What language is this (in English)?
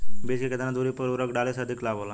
Bhojpuri